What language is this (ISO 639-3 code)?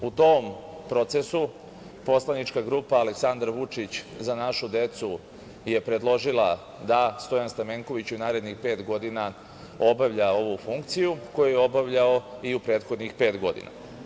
srp